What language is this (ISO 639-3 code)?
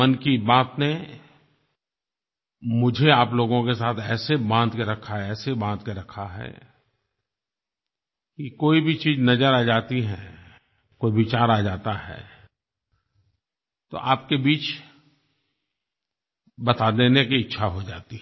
hin